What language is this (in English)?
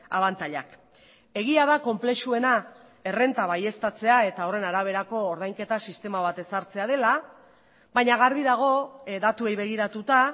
Basque